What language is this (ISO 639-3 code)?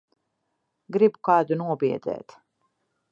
lav